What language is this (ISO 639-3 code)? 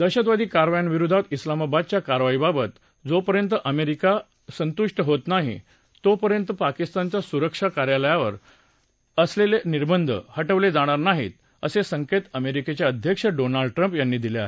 mar